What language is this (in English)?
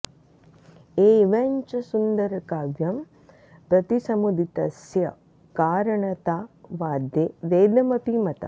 Sanskrit